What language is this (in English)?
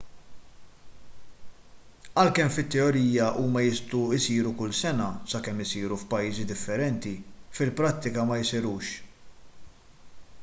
Maltese